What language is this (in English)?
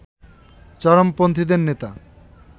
Bangla